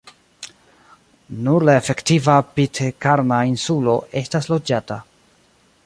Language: Esperanto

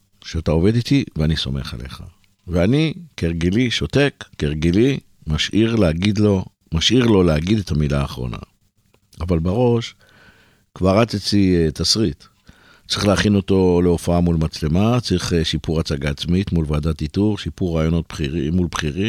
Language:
Hebrew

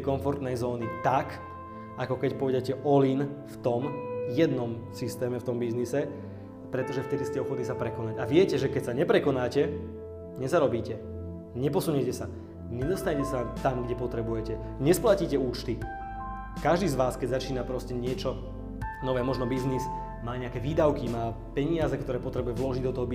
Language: Slovak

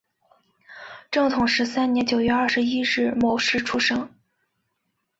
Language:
Chinese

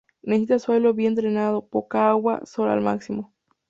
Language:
Spanish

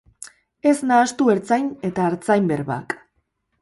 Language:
Basque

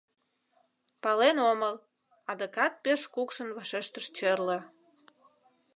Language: Mari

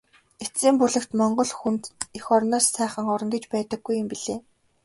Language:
Mongolian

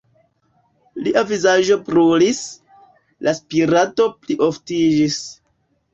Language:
Esperanto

